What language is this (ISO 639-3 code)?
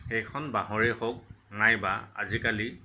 asm